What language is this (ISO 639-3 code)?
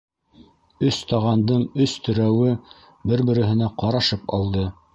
bak